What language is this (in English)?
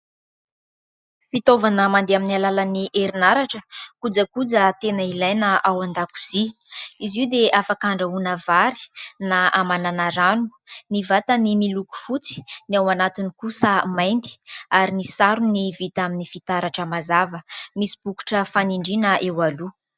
Malagasy